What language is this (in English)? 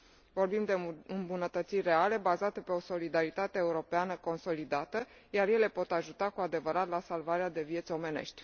Romanian